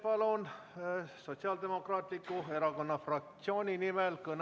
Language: Estonian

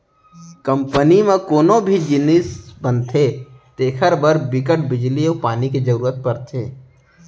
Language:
Chhattisgarhi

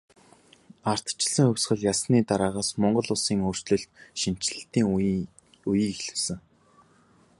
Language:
Mongolian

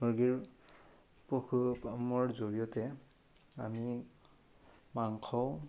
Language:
Assamese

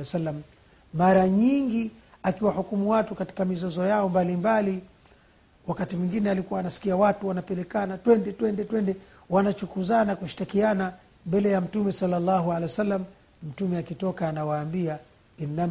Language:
Swahili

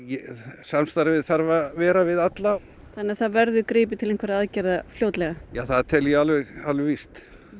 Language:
Icelandic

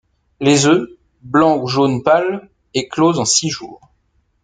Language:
French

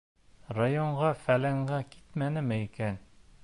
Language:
Bashkir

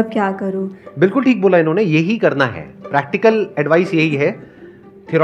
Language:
Hindi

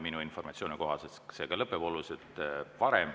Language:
Estonian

